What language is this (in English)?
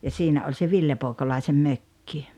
Finnish